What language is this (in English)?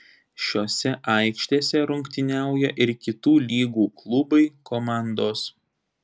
Lithuanian